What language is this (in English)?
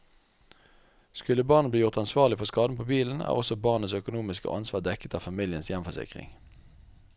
Norwegian